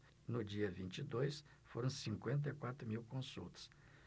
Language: Portuguese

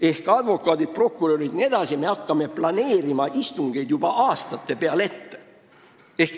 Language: Estonian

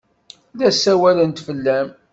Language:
Kabyle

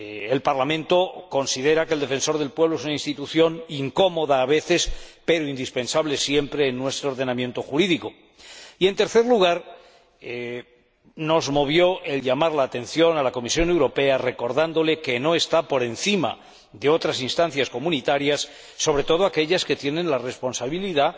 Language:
Spanish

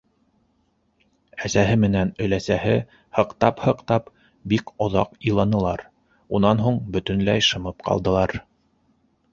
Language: Bashkir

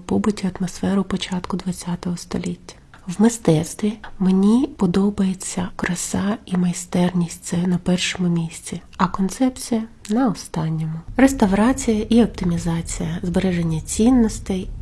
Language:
Ukrainian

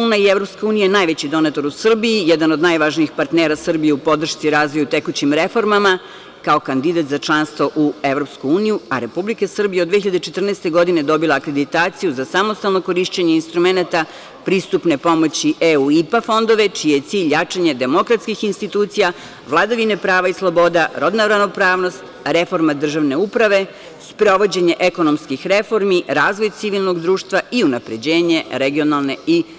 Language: Serbian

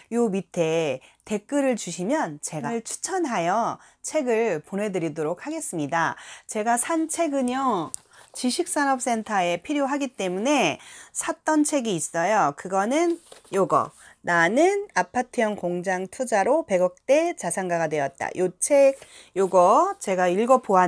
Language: Korean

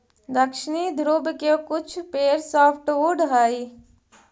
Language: Magahi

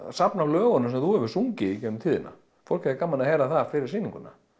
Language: Icelandic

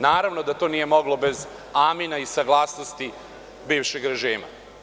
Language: Serbian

